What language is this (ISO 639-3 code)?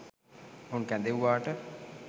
sin